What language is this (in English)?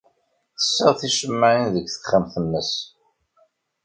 Kabyle